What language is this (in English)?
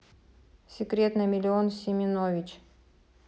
Russian